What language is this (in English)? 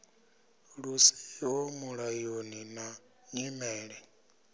Venda